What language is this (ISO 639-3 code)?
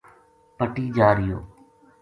gju